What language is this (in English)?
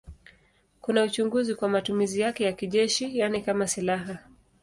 Swahili